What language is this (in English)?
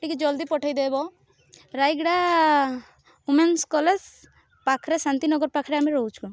Odia